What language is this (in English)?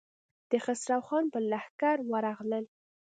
Pashto